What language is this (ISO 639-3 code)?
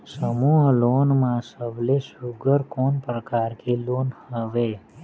hne